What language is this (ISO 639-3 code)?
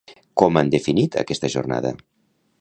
cat